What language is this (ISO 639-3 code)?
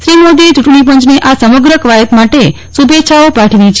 guj